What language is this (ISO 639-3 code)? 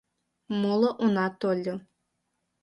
chm